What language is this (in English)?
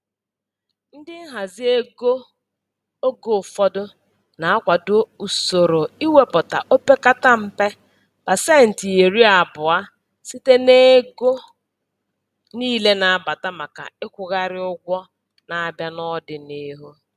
Igbo